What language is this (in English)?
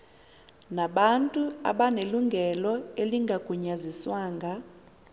Xhosa